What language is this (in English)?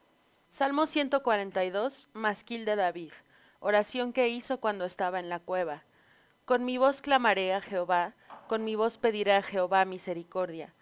Spanish